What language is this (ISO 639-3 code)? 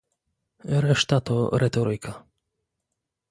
pol